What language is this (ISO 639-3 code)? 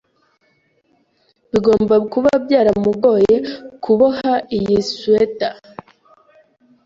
kin